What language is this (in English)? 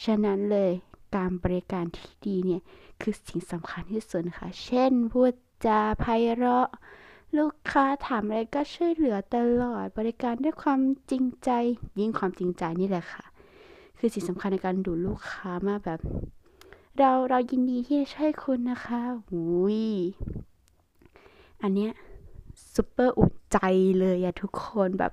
Thai